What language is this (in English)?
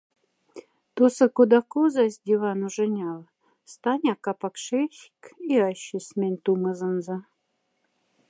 Moksha